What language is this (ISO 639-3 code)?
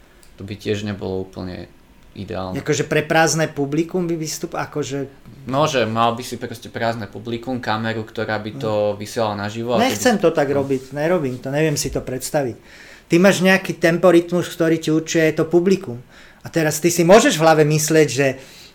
slk